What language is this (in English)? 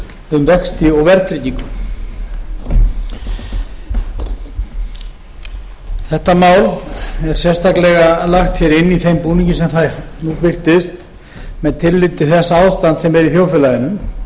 Icelandic